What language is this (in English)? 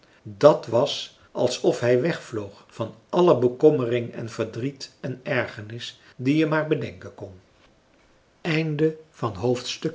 Dutch